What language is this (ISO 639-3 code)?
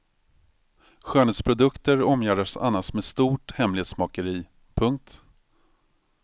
swe